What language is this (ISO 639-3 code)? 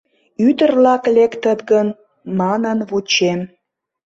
chm